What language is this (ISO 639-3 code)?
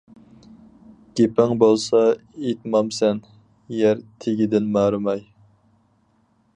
uig